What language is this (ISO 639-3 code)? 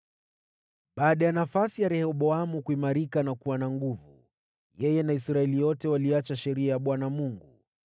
swa